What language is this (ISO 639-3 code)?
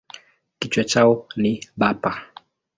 swa